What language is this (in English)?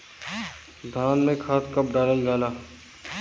Bhojpuri